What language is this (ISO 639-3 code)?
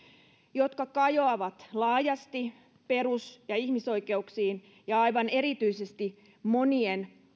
fin